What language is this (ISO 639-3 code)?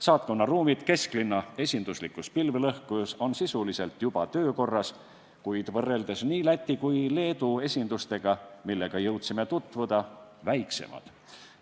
est